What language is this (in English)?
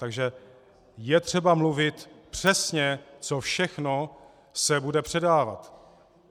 Czech